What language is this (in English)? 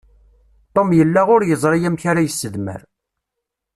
Kabyle